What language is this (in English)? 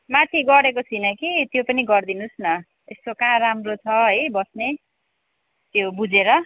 Nepali